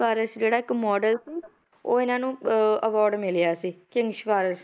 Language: Punjabi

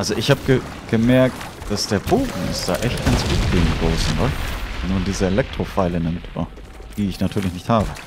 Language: German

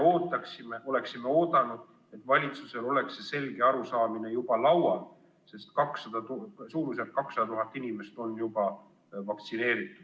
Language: Estonian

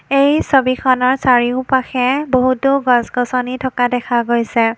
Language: Assamese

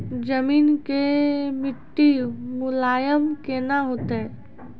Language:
Maithili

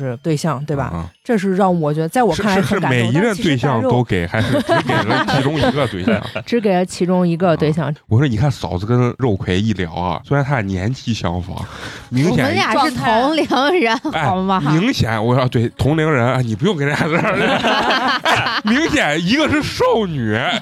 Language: Chinese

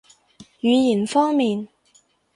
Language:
Cantonese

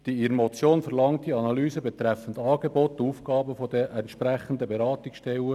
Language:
Swiss German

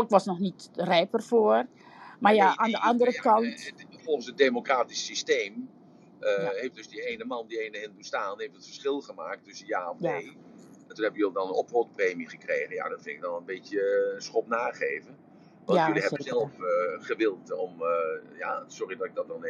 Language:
Dutch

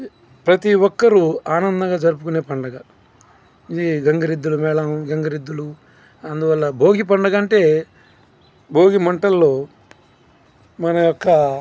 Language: Telugu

